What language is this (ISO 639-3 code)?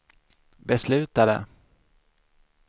swe